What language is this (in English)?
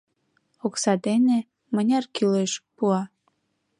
Mari